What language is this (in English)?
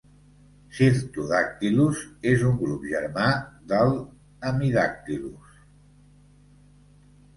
Catalan